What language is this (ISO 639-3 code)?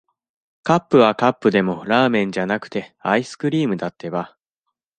jpn